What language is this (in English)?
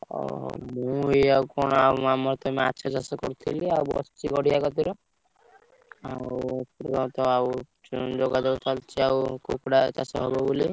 Odia